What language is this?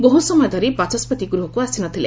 Odia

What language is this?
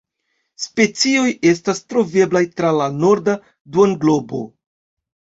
Esperanto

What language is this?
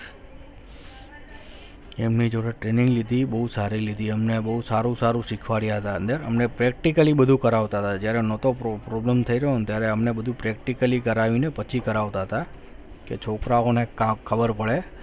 Gujarati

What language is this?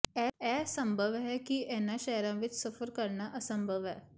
Punjabi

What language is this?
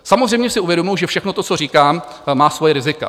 Czech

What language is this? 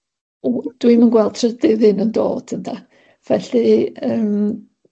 Welsh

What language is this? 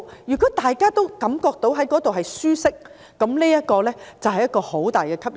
Cantonese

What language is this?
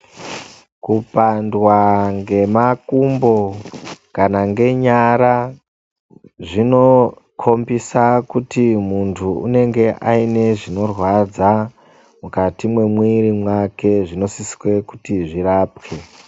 Ndau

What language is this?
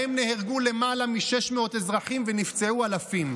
Hebrew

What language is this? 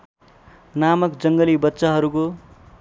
Nepali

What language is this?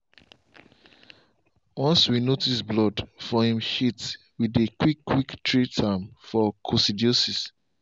Nigerian Pidgin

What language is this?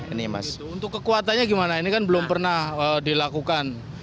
Indonesian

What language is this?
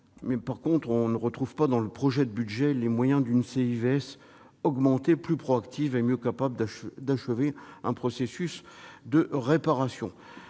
French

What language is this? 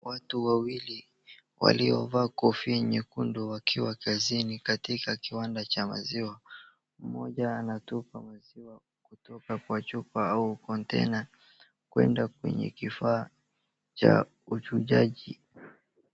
Swahili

